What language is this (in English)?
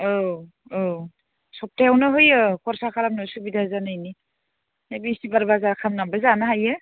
Bodo